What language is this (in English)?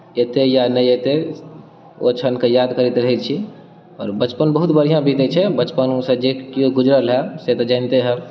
Maithili